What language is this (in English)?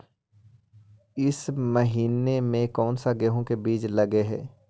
Magahi